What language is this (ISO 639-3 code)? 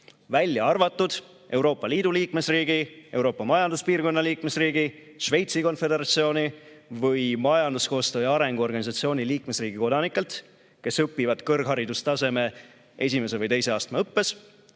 est